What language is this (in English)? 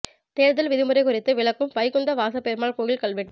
Tamil